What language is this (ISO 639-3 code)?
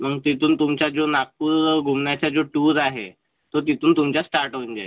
mar